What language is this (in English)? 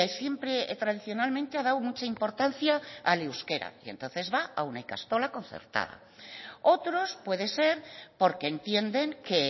Spanish